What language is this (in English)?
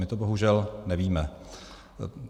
Czech